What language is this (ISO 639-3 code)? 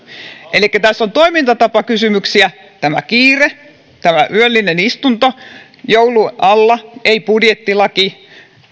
fin